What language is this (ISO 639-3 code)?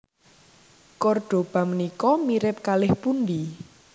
jav